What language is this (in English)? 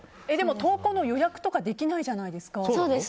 Japanese